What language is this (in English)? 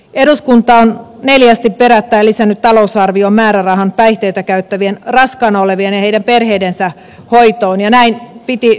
Finnish